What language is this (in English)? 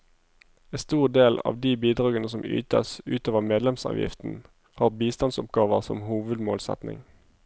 Norwegian